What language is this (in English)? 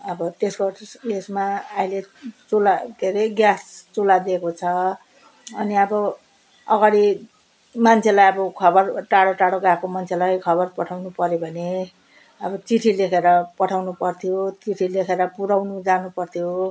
Nepali